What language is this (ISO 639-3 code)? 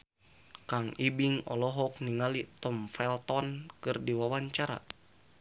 sun